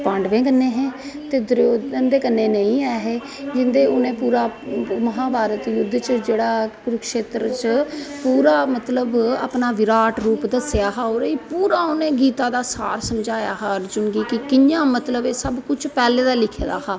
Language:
Dogri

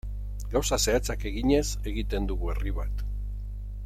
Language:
Basque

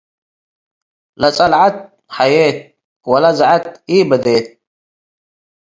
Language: Tigre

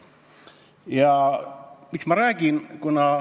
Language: Estonian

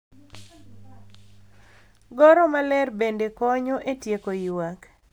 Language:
Luo (Kenya and Tanzania)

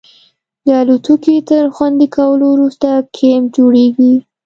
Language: Pashto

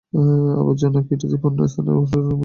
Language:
Bangla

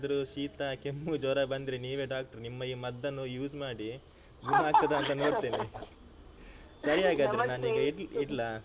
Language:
Kannada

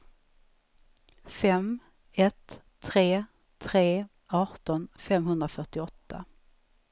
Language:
Swedish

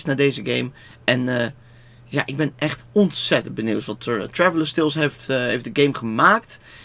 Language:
Dutch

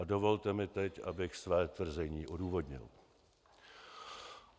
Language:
Czech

